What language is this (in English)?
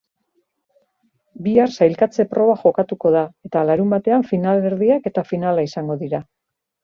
Basque